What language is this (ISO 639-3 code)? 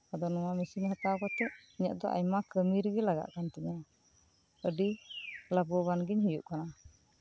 sat